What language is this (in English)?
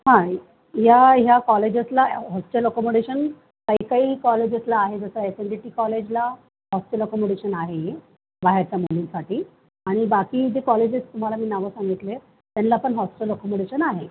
Marathi